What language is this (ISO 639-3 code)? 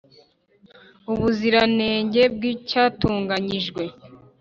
kin